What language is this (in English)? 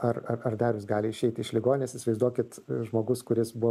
Lithuanian